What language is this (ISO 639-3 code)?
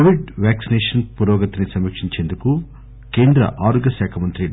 tel